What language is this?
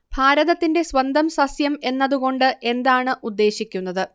Malayalam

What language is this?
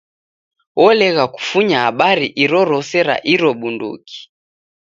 Taita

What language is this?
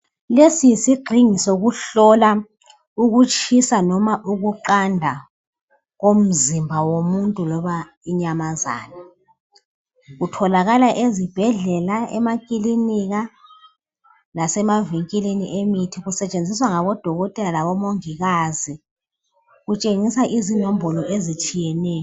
North Ndebele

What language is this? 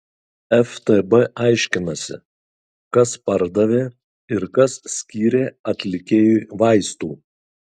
Lithuanian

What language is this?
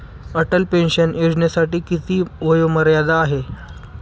Marathi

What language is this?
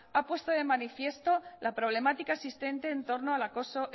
Spanish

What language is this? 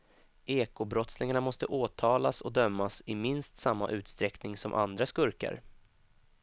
Swedish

